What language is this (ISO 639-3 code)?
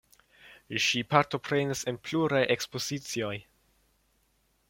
epo